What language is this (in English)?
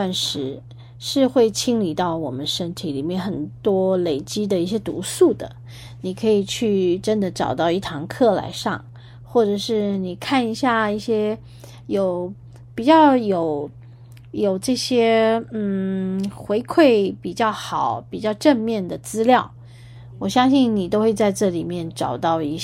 Chinese